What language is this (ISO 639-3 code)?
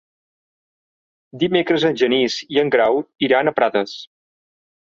cat